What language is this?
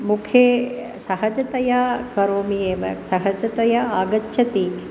Sanskrit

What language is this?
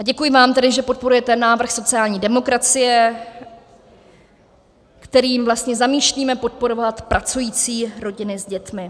Czech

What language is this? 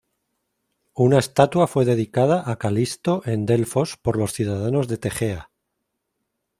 Spanish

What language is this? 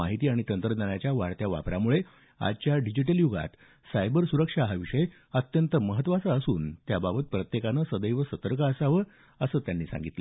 Marathi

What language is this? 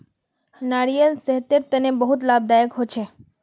Magahi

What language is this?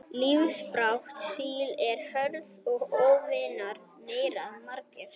Icelandic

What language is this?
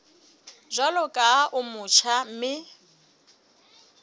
Southern Sotho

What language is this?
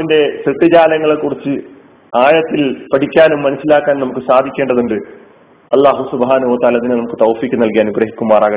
Malayalam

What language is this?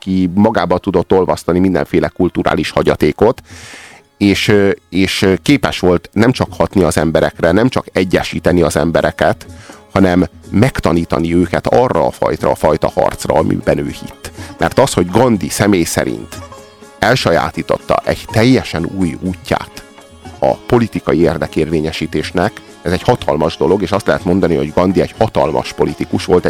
Hungarian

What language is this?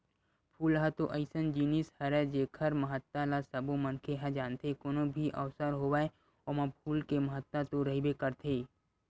Chhattisgarhi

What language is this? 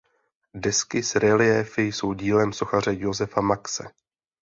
Czech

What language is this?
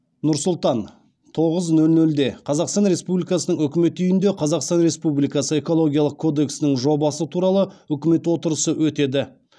Kazakh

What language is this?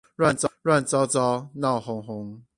Chinese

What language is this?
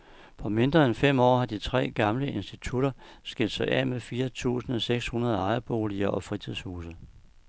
Danish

